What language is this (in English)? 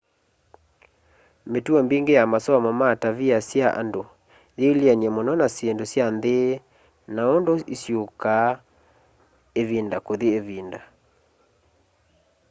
Kamba